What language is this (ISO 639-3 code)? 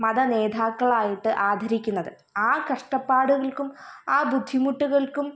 mal